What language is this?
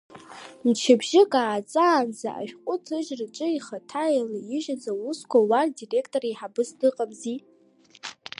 Abkhazian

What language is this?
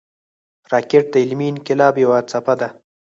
Pashto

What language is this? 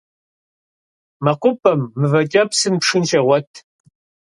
Kabardian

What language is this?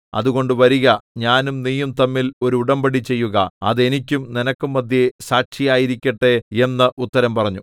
Malayalam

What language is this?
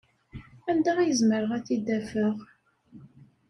Kabyle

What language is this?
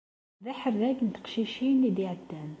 Kabyle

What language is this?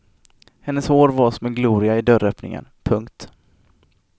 Swedish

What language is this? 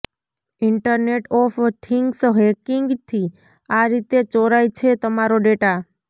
Gujarati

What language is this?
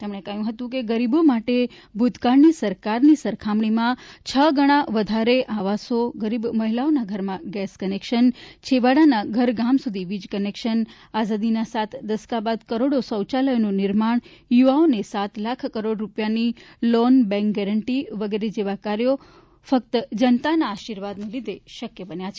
Gujarati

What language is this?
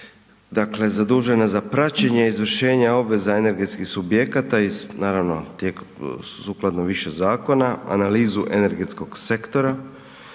Croatian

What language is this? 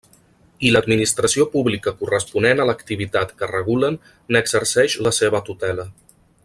Catalan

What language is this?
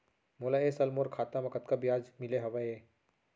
Chhattisgarhi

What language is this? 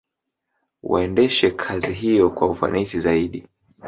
Swahili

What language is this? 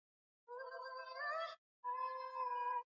Swahili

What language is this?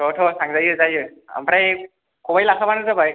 Bodo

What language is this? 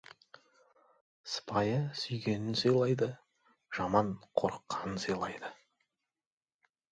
Kazakh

